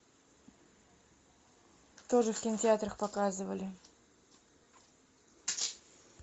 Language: Russian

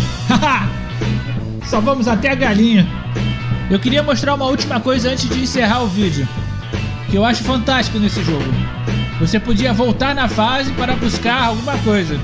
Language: Portuguese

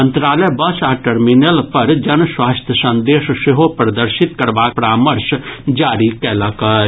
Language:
Maithili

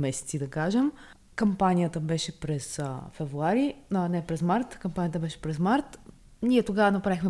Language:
Bulgarian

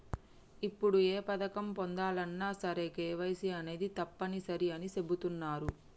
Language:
Telugu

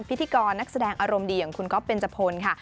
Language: Thai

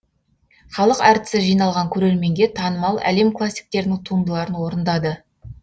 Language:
Kazakh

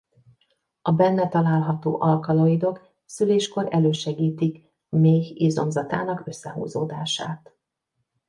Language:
Hungarian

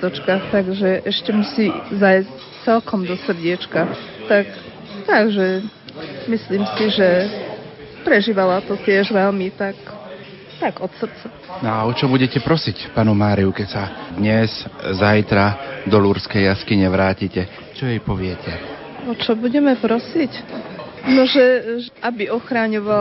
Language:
Slovak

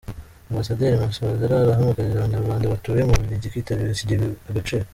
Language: Kinyarwanda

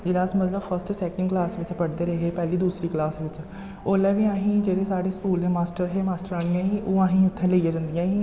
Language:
Dogri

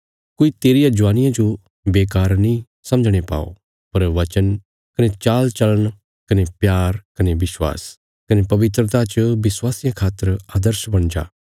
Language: Bilaspuri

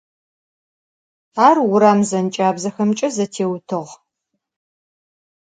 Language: Adyghe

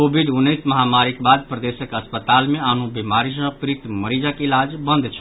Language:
Maithili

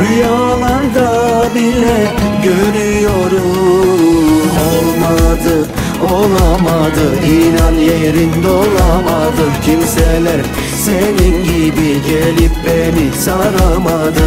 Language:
Turkish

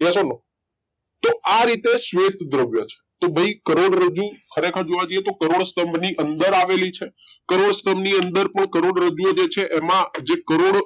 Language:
Gujarati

